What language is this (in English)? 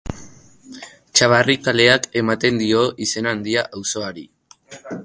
Basque